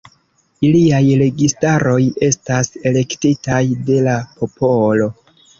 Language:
Esperanto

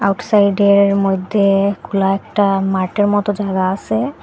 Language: Bangla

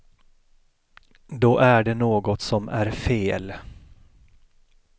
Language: Swedish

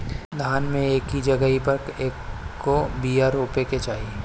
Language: Bhojpuri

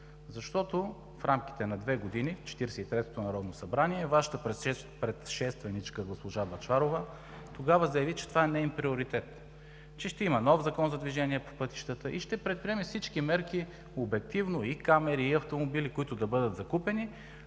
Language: Bulgarian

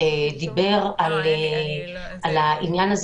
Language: Hebrew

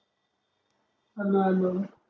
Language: Marathi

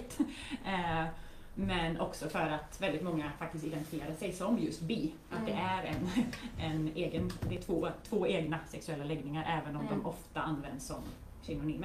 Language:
Swedish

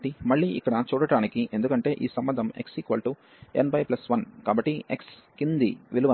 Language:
Telugu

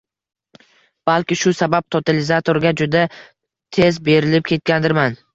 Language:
Uzbek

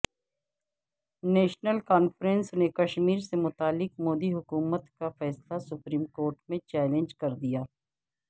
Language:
Urdu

